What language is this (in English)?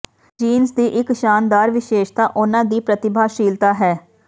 Punjabi